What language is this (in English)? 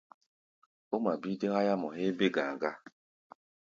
Gbaya